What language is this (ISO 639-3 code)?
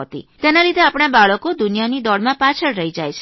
guj